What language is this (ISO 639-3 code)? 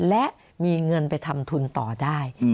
tha